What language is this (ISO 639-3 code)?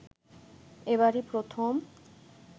ben